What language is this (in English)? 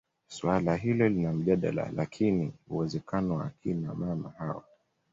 Swahili